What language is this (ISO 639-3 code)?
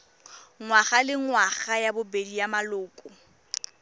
tsn